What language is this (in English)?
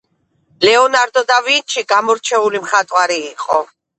Georgian